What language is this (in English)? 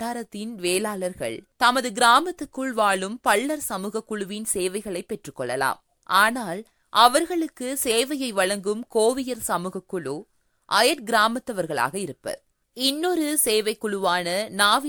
Tamil